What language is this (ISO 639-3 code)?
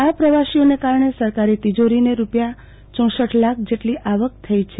guj